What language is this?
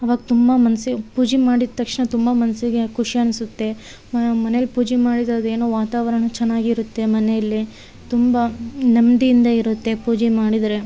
Kannada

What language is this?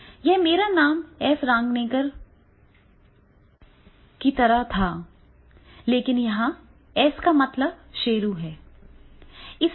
Hindi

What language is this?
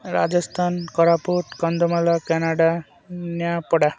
Odia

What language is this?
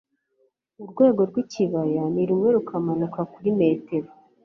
Kinyarwanda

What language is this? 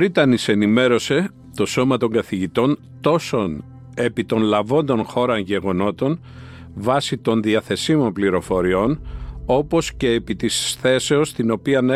Greek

